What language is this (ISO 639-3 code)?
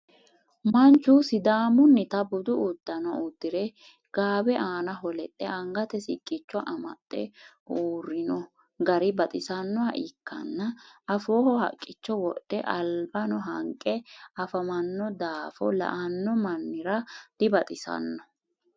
sid